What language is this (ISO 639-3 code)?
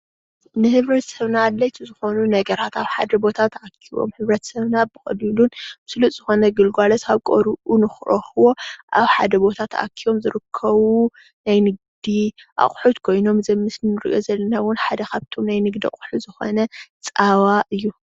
tir